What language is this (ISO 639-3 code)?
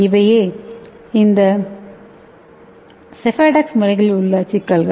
tam